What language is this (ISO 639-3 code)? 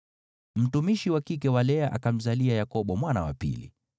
swa